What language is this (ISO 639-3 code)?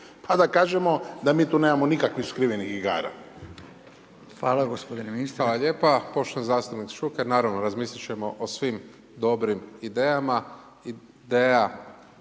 hrv